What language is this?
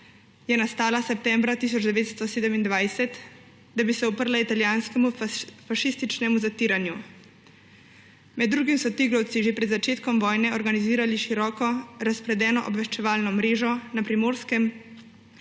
Slovenian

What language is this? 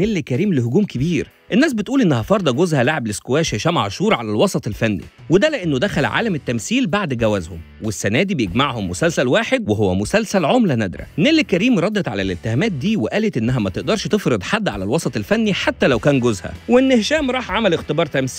Arabic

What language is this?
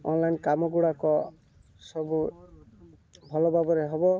Odia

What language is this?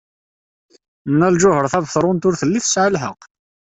Kabyle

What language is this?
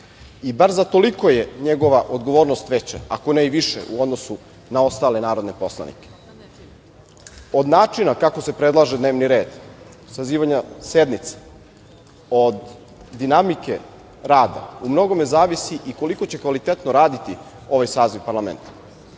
Serbian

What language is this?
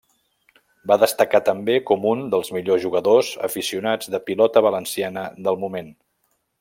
Catalan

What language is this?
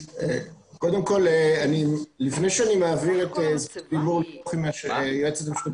Hebrew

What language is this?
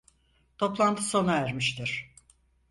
Turkish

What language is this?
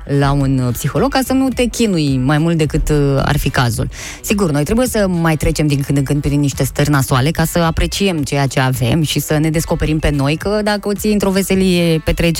Romanian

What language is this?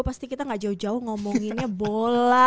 Indonesian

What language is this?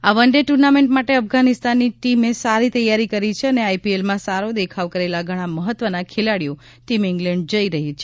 Gujarati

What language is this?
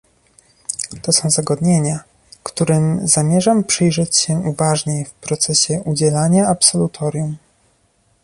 Polish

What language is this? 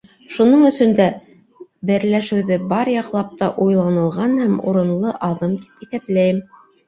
Bashkir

